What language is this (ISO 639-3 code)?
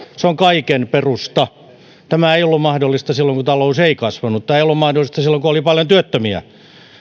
fin